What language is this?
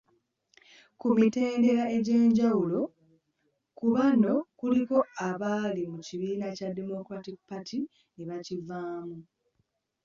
Ganda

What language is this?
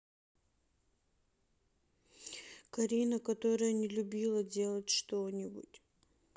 Russian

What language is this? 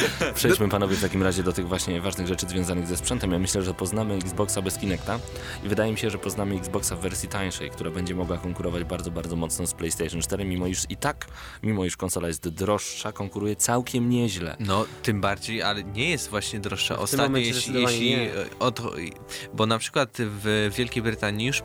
Polish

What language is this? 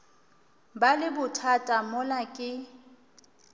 Northern Sotho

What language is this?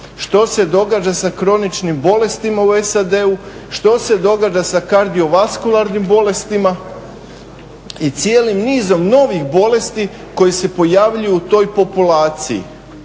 Croatian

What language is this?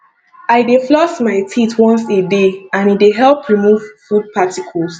Nigerian Pidgin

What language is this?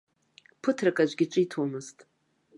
Abkhazian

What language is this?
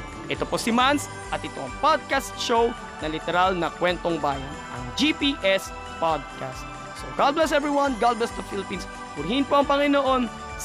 Filipino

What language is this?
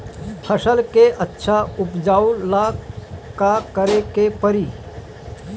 Bhojpuri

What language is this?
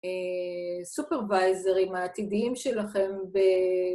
Hebrew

